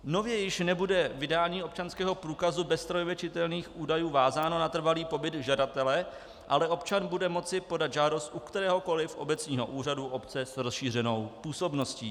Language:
Czech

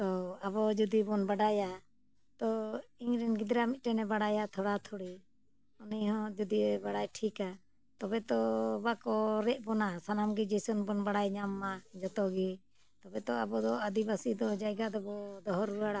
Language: Santali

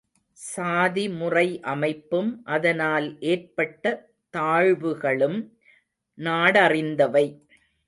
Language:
Tamil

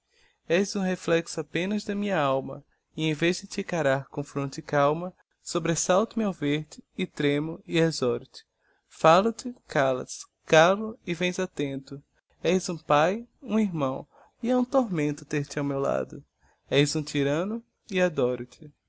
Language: Portuguese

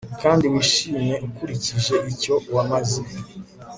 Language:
Kinyarwanda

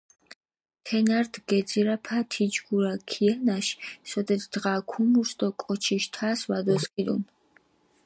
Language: Mingrelian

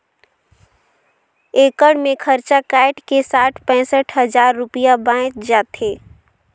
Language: Chhattisgarhi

